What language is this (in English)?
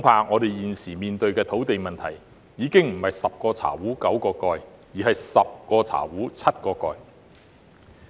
Cantonese